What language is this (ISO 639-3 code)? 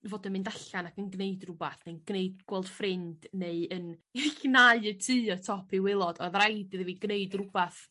cym